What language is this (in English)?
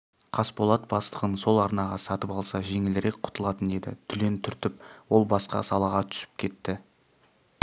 Kazakh